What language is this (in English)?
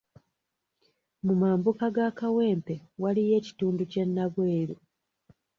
Ganda